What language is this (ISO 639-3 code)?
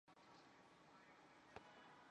zho